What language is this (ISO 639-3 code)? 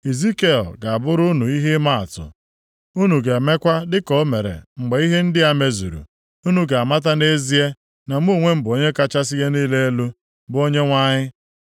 ibo